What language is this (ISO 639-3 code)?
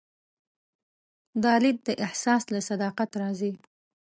pus